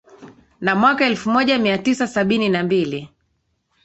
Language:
Swahili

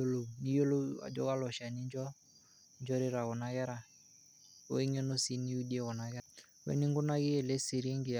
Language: Masai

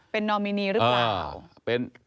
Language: Thai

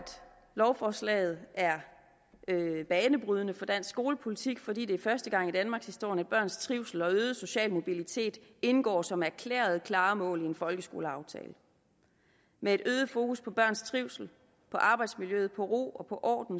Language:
Danish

